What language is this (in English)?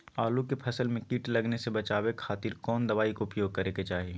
Magahi